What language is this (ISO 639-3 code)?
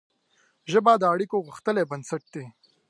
pus